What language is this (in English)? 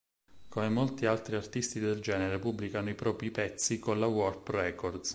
Italian